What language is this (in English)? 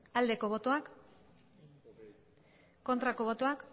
Basque